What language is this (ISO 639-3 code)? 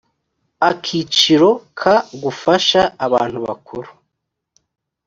kin